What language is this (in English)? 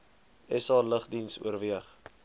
Afrikaans